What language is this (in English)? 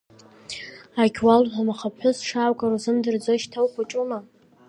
Abkhazian